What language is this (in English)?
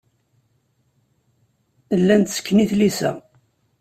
Kabyle